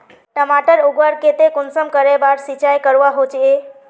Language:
Magahi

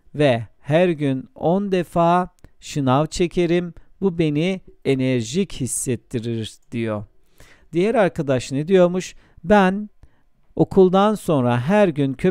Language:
Turkish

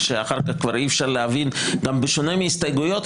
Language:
Hebrew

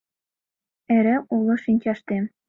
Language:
Mari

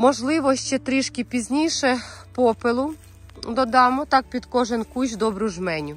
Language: Ukrainian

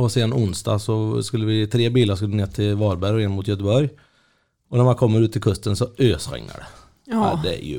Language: Swedish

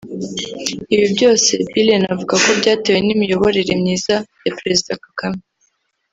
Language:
Kinyarwanda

